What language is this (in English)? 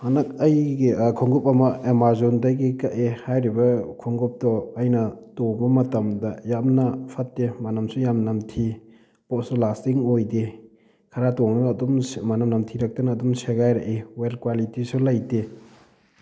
Manipuri